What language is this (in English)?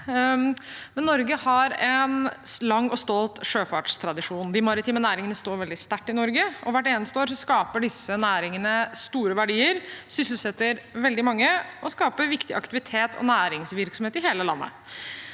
Norwegian